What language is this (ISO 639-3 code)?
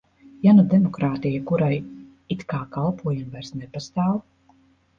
lav